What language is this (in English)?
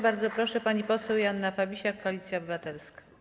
Polish